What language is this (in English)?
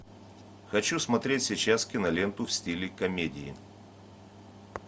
Russian